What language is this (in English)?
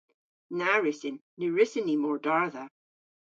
Cornish